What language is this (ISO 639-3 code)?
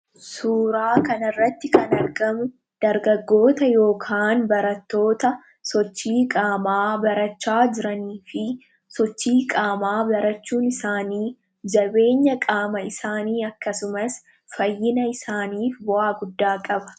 orm